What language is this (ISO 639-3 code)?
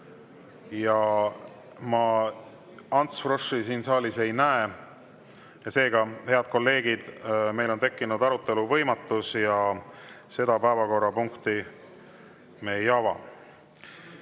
est